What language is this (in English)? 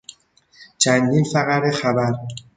Persian